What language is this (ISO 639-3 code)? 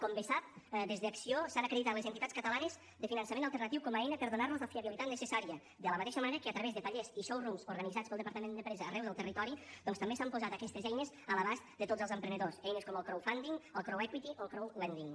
cat